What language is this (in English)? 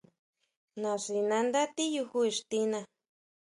Huautla Mazatec